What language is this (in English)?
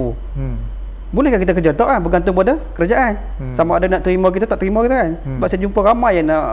Malay